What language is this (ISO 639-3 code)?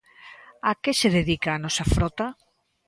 glg